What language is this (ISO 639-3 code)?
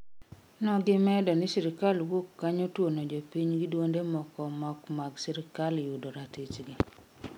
luo